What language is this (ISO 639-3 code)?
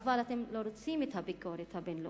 heb